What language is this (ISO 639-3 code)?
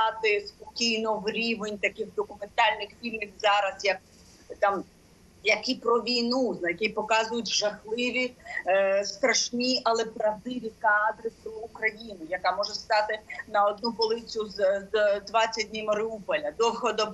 ukr